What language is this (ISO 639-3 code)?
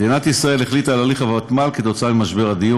heb